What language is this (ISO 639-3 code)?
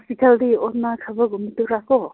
mni